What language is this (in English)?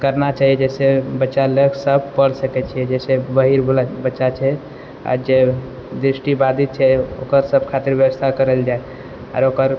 Maithili